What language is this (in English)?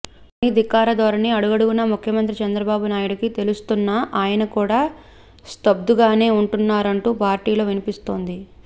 Telugu